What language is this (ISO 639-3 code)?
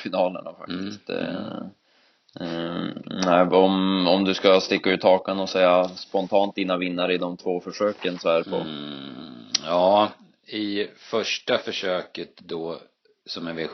swe